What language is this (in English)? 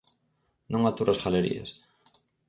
Galician